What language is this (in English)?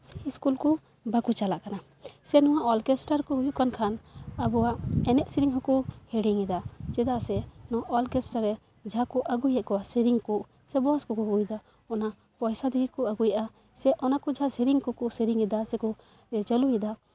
Santali